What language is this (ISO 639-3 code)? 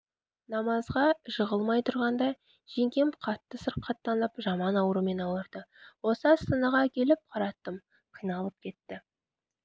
kaz